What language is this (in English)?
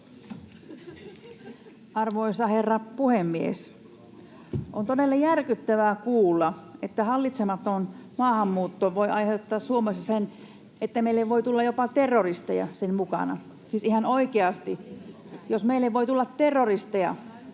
Finnish